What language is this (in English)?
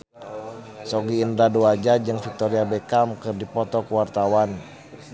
Sundanese